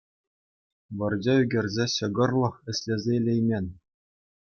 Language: Chuvash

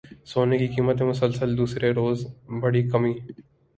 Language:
Urdu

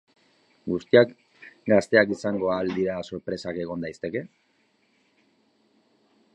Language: Basque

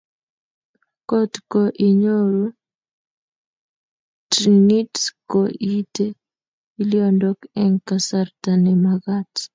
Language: Kalenjin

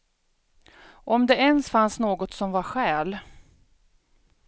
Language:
Swedish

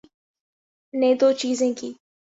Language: Urdu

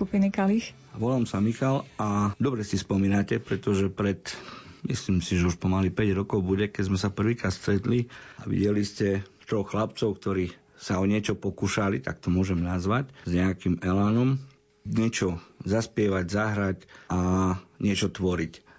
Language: Slovak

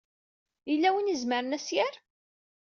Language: Kabyle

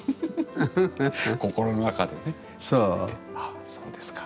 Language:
Japanese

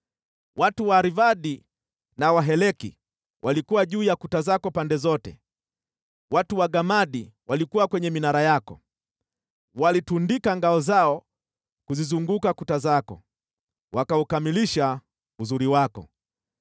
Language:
Swahili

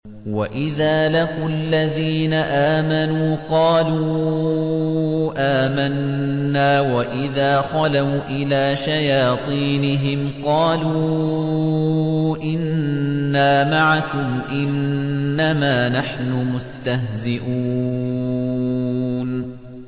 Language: Arabic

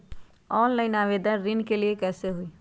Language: Magahi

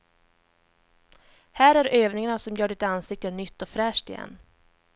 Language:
Swedish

